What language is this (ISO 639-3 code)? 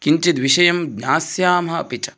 san